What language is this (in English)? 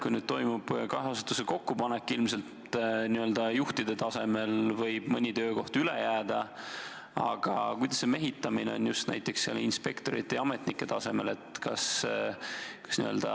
Estonian